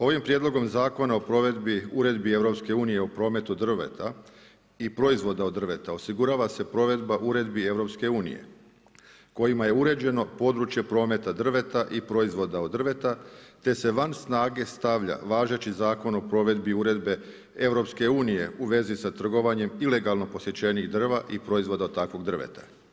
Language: Croatian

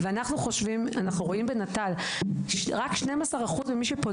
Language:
Hebrew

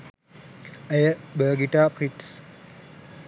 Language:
Sinhala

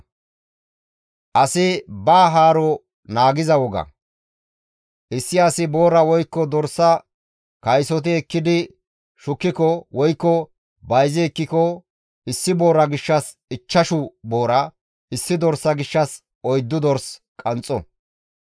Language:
Gamo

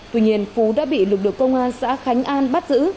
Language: Vietnamese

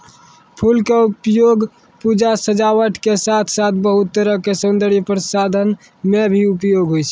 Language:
Maithili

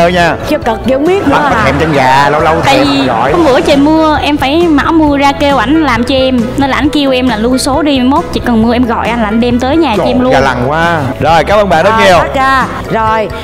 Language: Vietnamese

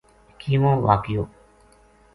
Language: Gujari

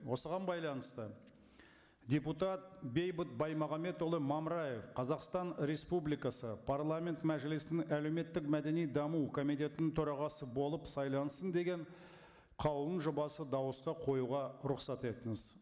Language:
Kazakh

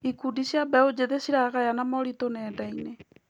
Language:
Kikuyu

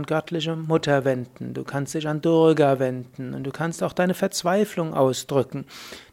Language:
German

